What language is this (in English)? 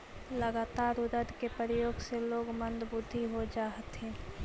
Magahi